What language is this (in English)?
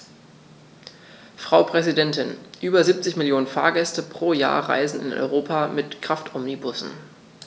German